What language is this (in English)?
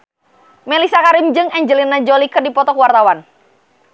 Sundanese